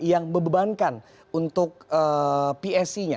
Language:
Indonesian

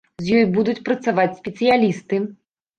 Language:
Belarusian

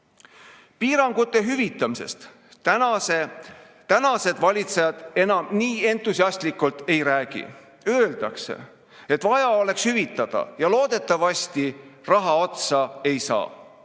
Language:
Estonian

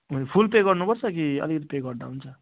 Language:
Nepali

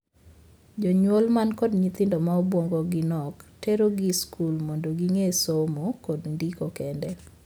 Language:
Luo (Kenya and Tanzania)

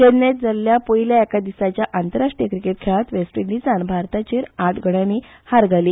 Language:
Konkani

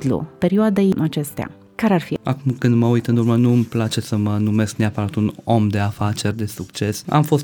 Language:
Romanian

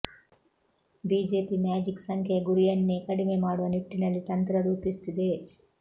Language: Kannada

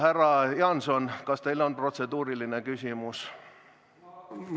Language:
Estonian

